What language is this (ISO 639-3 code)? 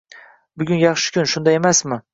uzb